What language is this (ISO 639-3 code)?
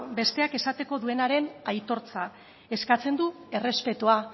eus